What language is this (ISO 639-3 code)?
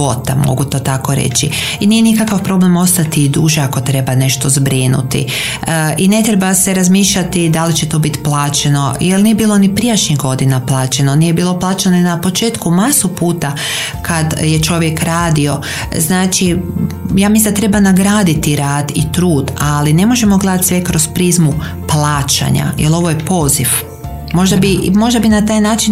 hrv